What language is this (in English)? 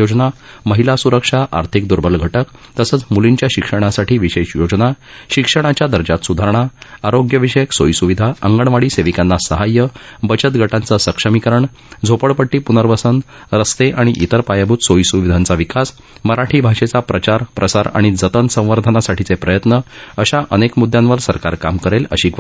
Marathi